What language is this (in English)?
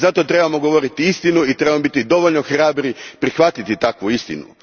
Croatian